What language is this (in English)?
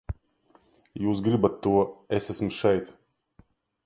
Latvian